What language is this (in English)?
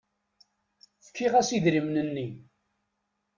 Kabyle